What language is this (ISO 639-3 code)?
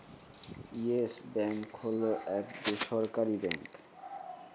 ben